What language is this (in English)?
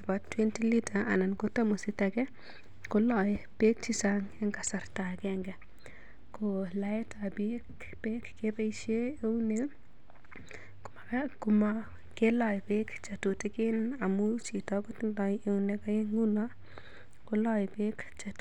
Kalenjin